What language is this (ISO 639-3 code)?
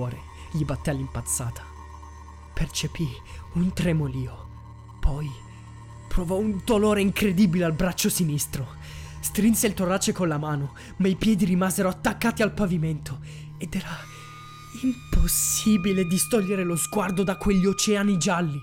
ita